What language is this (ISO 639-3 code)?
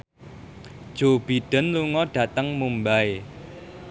jav